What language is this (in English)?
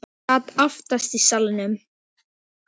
Icelandic